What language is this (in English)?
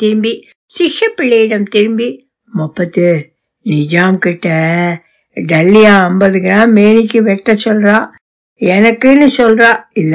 Tamil